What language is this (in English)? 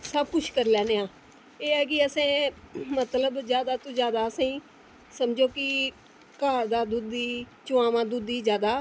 Dogri